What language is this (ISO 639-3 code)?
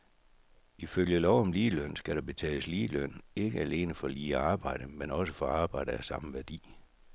dan